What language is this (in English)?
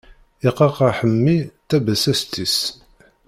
Kabyle